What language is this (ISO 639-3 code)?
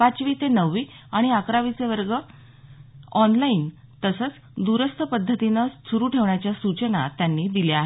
mar